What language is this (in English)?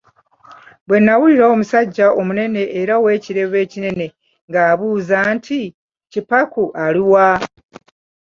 Ganda